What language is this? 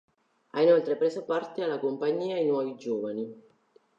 Italian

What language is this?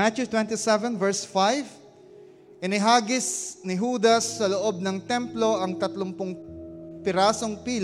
Filipino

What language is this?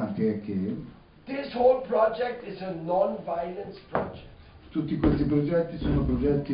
Italian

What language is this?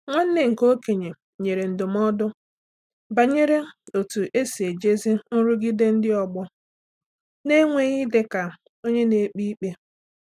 Igbo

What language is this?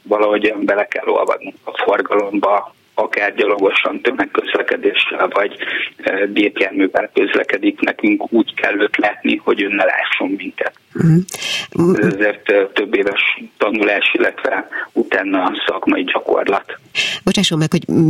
Hungarian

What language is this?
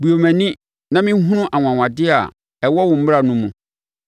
Akan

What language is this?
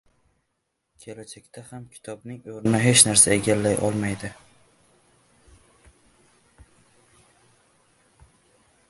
Uzbek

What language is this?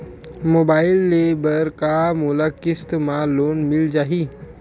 Chhattisgarhi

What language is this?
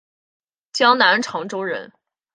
Chinese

